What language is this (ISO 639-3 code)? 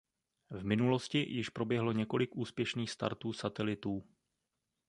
ces